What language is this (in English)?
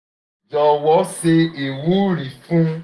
Yoruba